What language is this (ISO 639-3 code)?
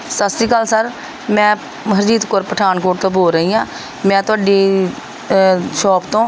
pan